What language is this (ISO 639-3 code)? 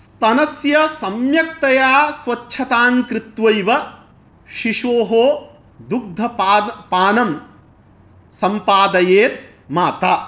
san